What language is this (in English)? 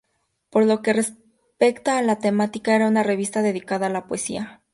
Spanish